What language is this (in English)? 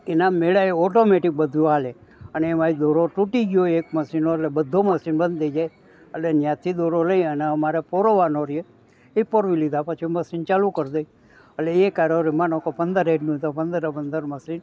Gujarati